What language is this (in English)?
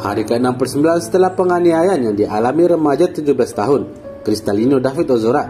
Indonesian